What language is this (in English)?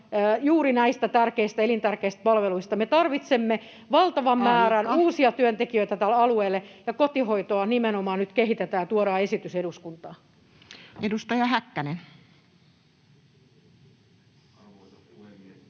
Finnish